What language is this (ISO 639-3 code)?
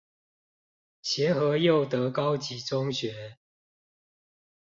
zho